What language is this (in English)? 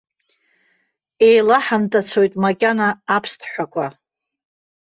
Abkhazian